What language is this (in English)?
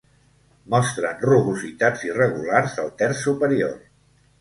Catalan